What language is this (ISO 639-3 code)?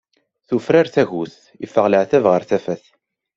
kab